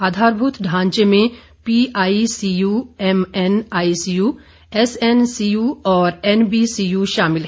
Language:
Hindi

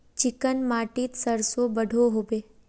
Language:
Magahi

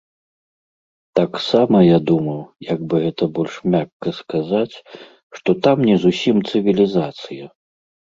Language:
Belarusian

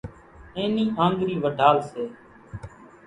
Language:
Kachi Koli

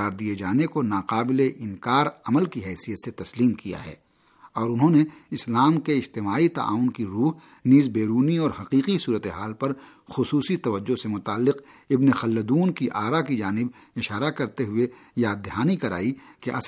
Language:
Urdu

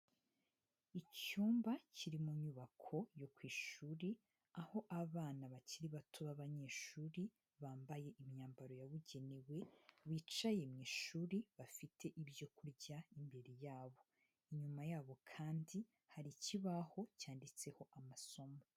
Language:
Kinyarwanda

